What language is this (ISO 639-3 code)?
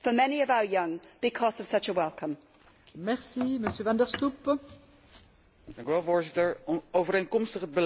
nld